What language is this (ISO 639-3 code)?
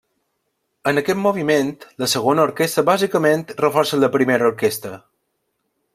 cat